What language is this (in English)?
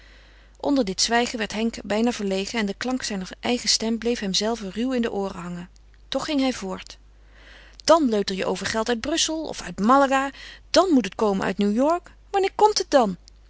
Dutch